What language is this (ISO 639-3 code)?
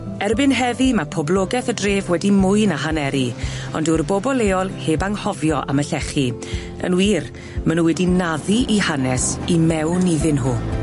cym